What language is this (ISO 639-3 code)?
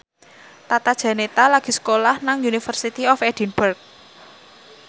jav